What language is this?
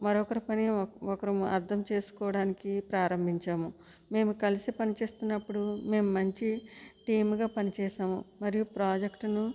Telugu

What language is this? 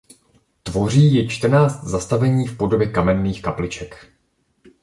Czech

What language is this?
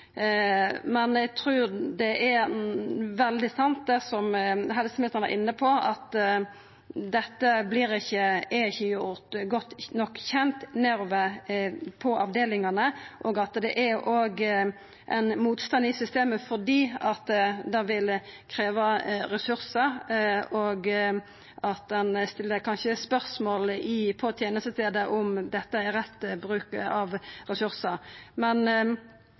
Norwegian Nynorsk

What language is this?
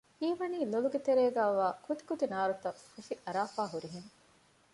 Divehi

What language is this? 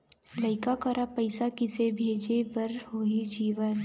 Chhattisgarhi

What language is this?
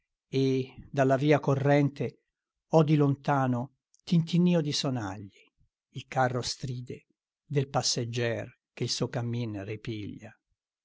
Italian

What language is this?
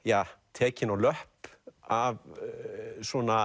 Icelandic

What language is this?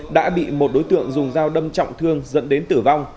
Vietnamese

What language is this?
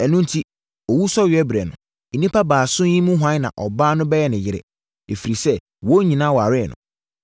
Akan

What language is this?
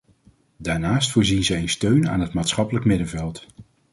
Dutch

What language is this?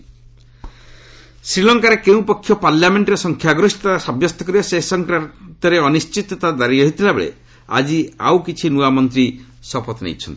Odia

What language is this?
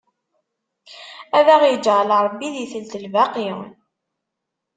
Kabyle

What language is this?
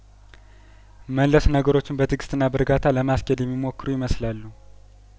Amharic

